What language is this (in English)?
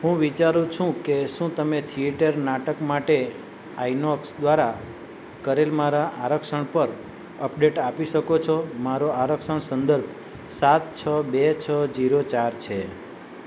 Gujarati